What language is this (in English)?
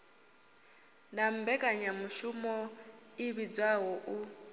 Venda